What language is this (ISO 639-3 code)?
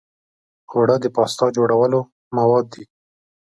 pus